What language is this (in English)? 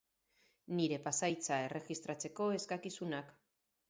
Basque